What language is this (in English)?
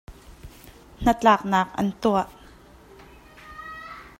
Hakha Chin